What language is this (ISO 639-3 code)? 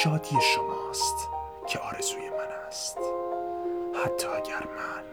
fas